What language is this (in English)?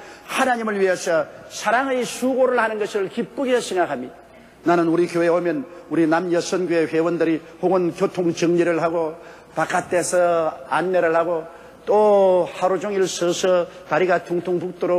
Korean